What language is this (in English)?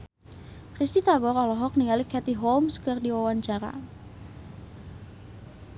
Sundanese